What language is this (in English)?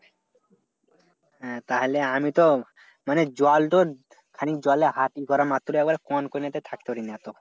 Bangla